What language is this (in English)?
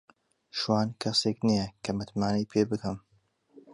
Central Kurdish